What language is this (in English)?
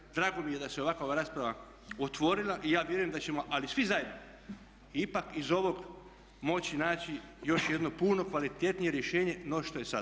Croatian